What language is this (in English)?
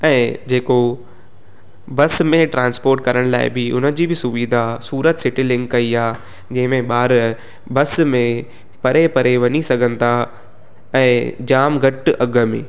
Sindhi